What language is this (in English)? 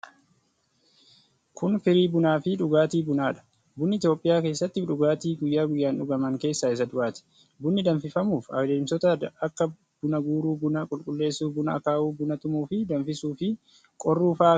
Oromo